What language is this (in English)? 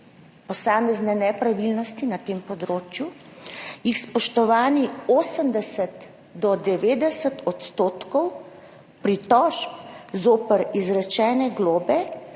Slovenian